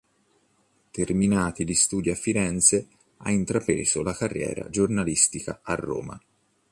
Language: Italian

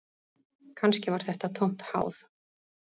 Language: Icelandic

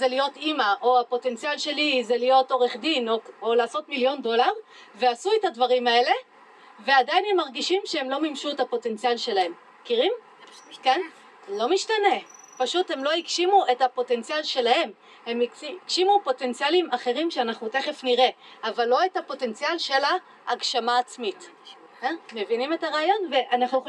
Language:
Hebrew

